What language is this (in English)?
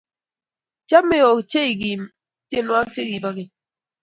Kalenjin